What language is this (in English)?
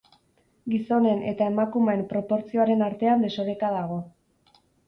Basque